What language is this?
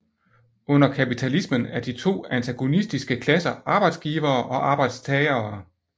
Danish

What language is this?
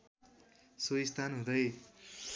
Nepali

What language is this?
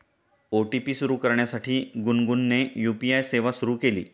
Marathi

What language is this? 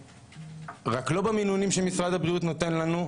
Hebrew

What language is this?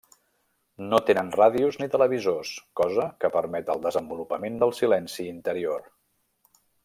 Catalan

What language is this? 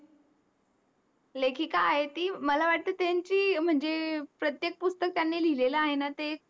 Marathi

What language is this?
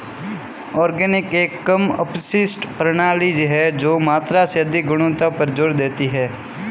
Hindi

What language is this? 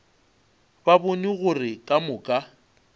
Northern Sotho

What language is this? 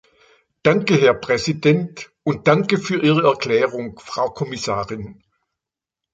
German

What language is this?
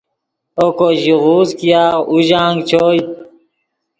Yidgha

